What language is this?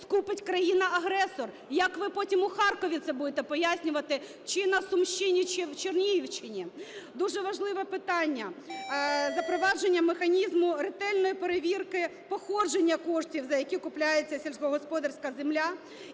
Ukrainian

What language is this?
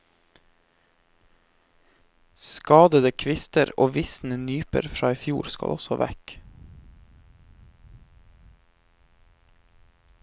Norwegian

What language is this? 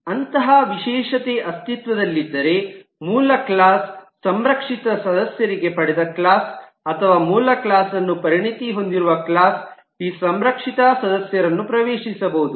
Kannada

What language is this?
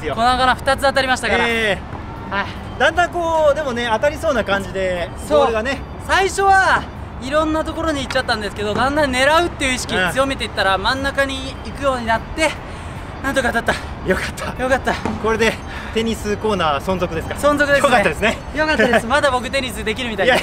Japanese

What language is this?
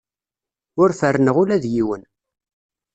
Kabyle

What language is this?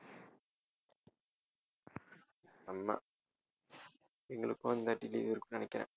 Tamil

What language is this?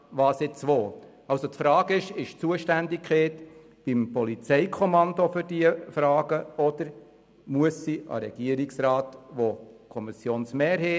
Swiss German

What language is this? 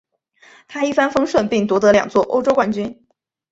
Chinese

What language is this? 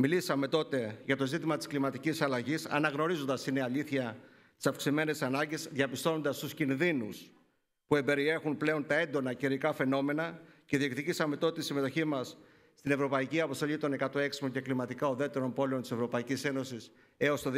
Greek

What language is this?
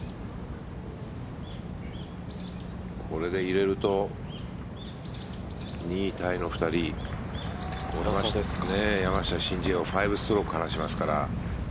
Japanese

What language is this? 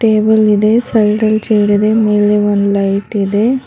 Kannada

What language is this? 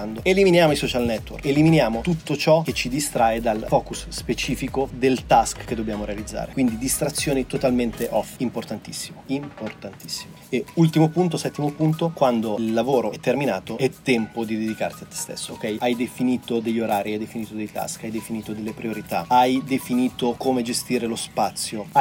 Italian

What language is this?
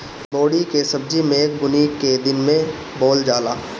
Bhojpuri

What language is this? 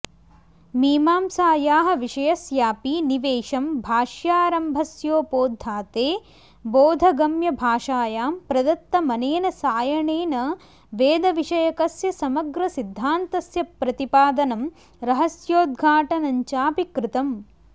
Sanskrit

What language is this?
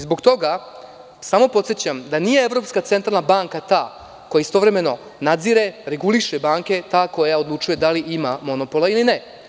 Serbian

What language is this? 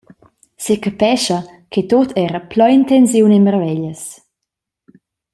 Romansh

